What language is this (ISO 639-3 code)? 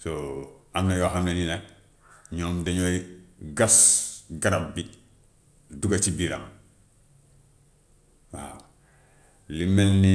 wof